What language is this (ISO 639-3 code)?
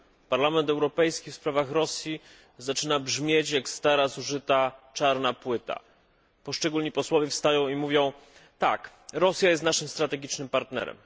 pol